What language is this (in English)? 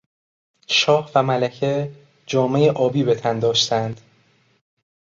Persian